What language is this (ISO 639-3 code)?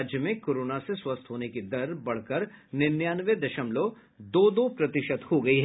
hin